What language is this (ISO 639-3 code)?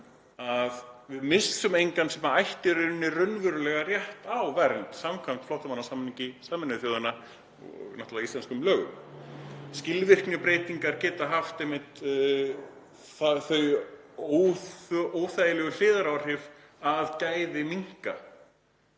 isl